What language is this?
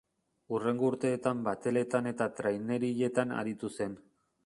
Basque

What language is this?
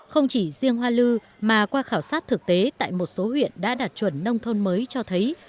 Vietnamese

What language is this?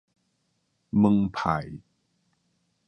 Min Nan Chinese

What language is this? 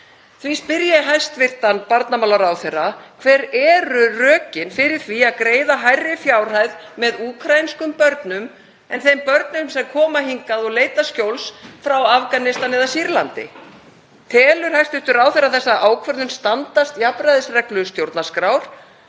Icelandic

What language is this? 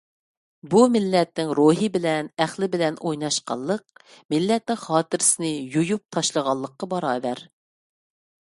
Uyghur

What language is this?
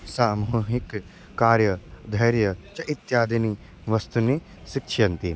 Sanskrit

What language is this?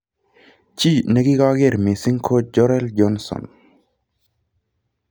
Kalenjin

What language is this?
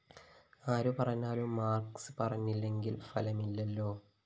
Malayalam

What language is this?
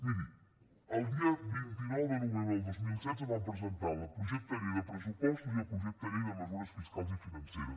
Catalan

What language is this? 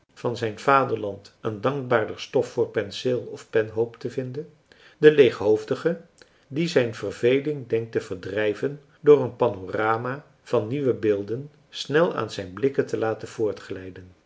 Dutch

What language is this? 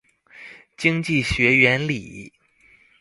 Chinese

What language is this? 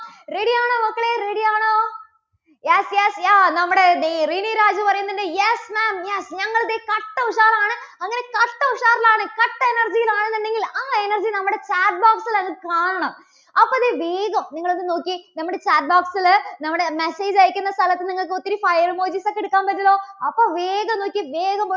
Malayalam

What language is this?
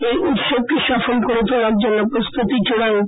Bangla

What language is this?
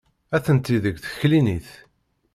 Kabyle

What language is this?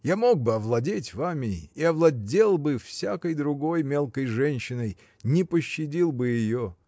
Russian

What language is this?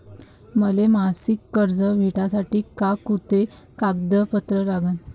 Marathi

